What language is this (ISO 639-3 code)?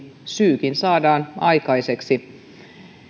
fin